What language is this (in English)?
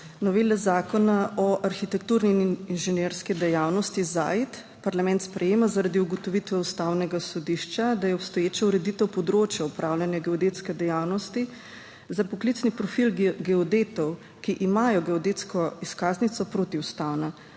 Slovenian